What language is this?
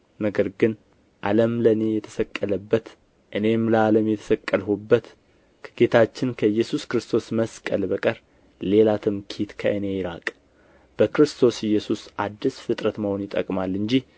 Amharic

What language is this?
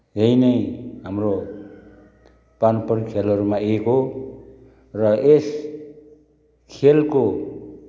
Nepali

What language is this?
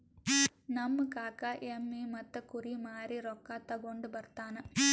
Kannada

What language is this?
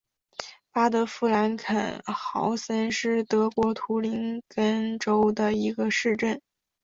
Chinese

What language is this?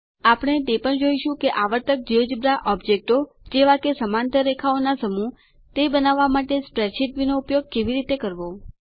Gujarati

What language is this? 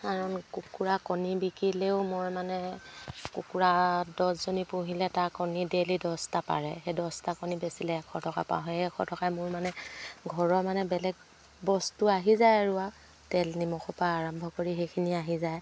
Assamese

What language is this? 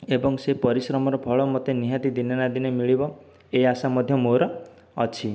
Odia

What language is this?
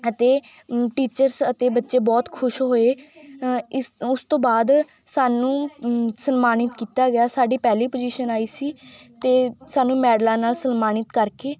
Punjabi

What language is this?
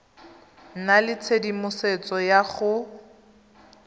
Tswana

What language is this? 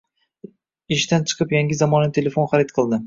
Uzbek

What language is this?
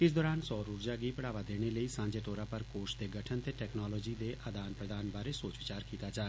Dogri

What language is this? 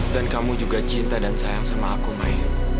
Indonesian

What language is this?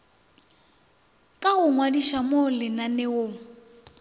Northern Sotho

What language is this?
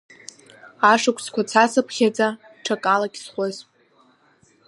Abkhazian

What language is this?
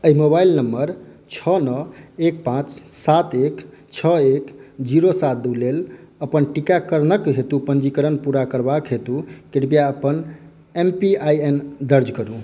Maithili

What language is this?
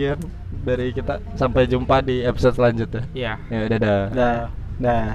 Indonesian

